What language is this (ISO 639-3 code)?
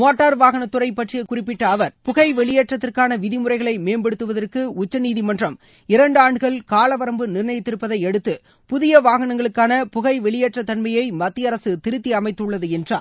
tam